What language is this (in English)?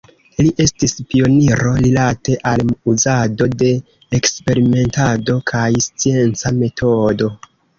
Esperanto